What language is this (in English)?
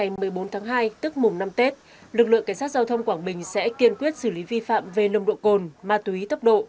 Vietnamese